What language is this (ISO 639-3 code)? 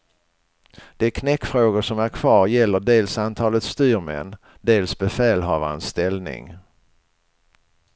swe